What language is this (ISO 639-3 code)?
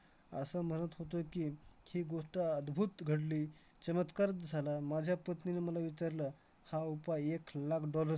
mar